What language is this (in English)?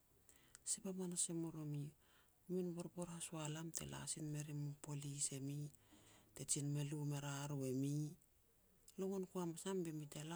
Petats